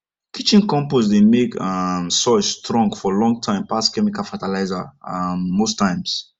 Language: Nigerian Pidgin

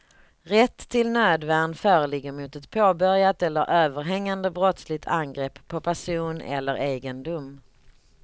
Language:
Swedish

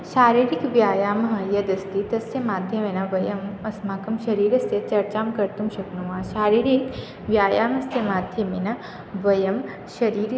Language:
Sanskrit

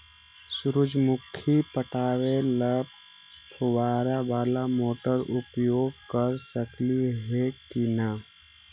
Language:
Magahi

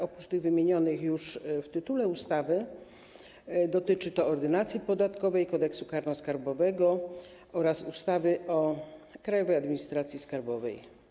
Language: Polish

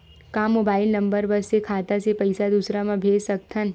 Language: Chhattisgarhi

